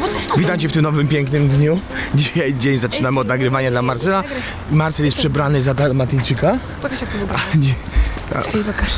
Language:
Polish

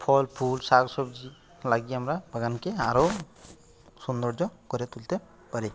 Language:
Bangla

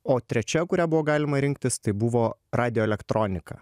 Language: Lithuanian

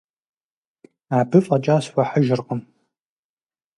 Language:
Kabardian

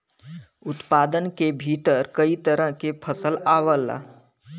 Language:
Bhojpuri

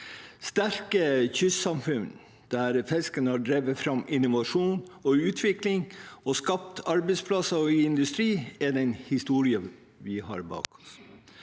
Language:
Norwegian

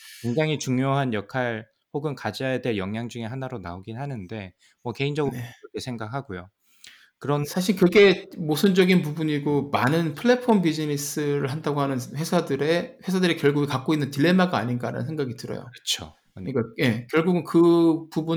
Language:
Korean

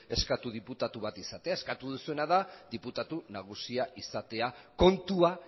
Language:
Basque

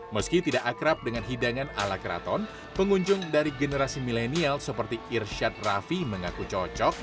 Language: Indonesian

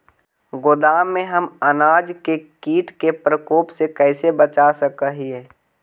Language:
Magahi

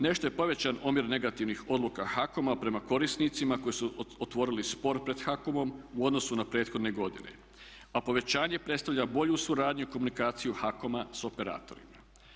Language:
Croatian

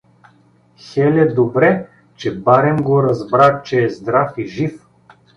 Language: Bulgarian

